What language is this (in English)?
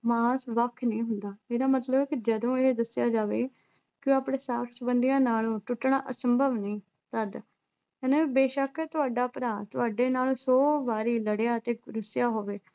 Punjabi